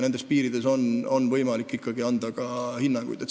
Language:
Estonian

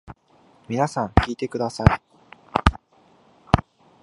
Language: Japanese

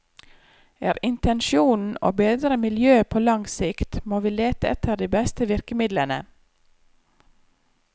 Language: Norwegian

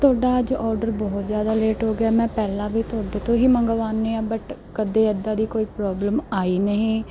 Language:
Punjabi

